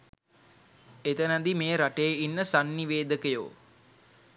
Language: Sinhala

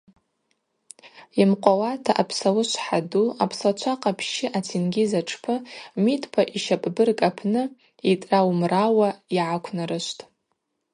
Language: Abaza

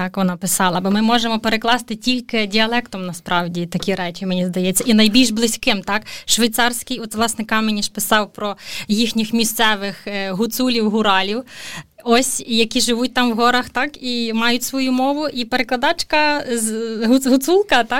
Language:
Ukrainian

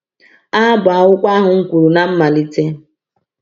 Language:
Igbo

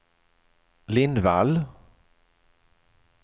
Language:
Swedish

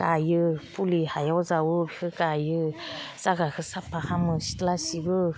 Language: Bodo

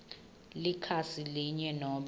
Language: Swati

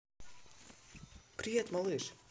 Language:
Russian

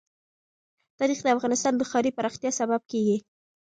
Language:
Pashto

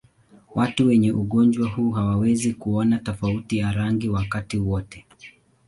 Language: Swahili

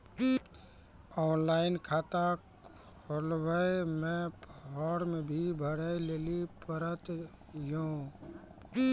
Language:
Maithili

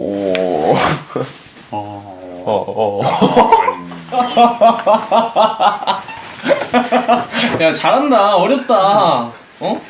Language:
Korean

